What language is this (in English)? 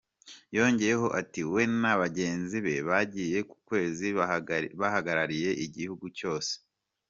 Kinyarwanda